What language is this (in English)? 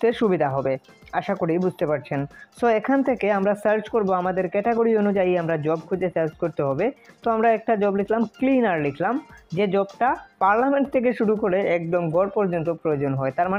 Bangla